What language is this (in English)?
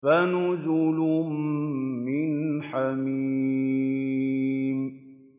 Arabic